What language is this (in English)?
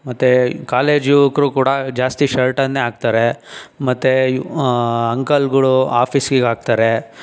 Kannada